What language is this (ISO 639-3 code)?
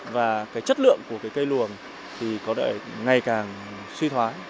vie